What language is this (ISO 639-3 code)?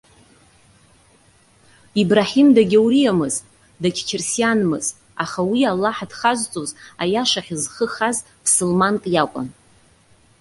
abk